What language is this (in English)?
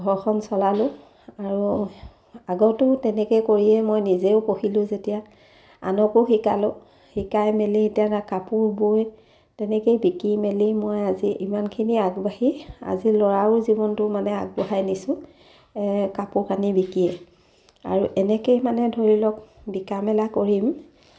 Assamese